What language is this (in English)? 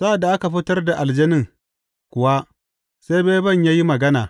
Hausa